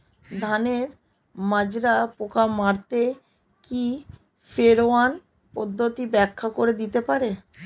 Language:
Bangla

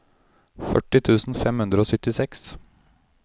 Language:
Norwegian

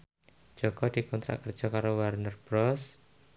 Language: Javanese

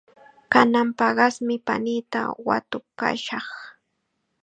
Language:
Chiquián Ancash Quechua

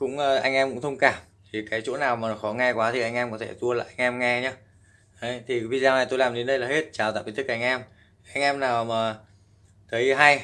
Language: Vietnamese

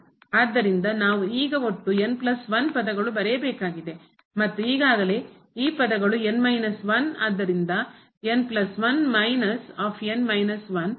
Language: Kannada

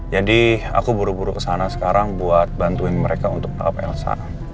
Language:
Indonesian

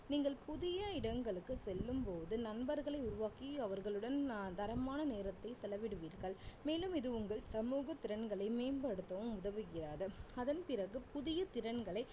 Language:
Tamil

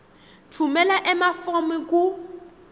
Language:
Swati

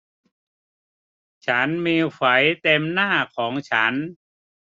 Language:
Thai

